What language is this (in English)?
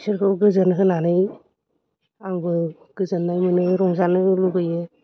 Bodo